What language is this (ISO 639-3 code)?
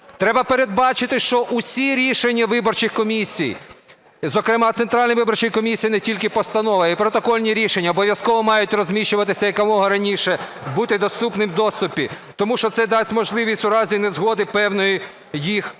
ukr